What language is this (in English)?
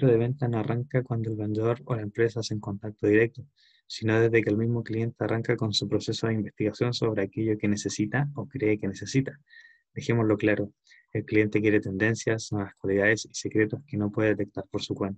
Spanish